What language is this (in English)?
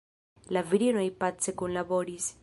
Esperanto